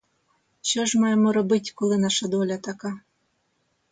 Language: Ukrainian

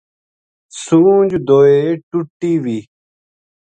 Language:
Gujari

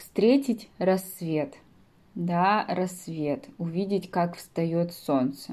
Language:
Russian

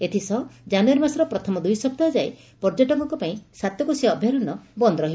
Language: Odia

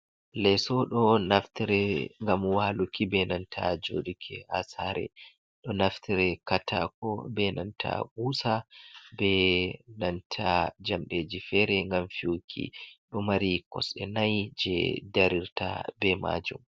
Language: Fula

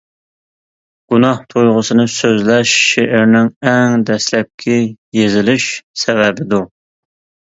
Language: Uyghur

